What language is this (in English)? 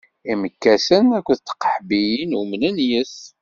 Kabyle